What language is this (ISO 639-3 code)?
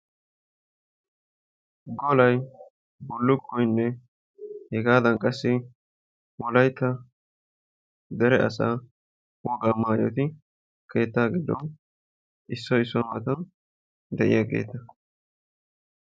wal